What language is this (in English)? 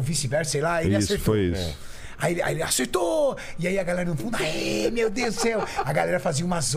Portuguese